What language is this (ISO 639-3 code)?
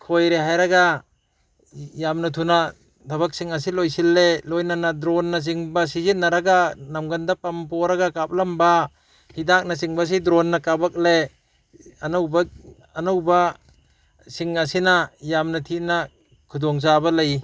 mni